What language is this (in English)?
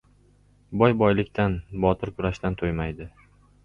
Uzbek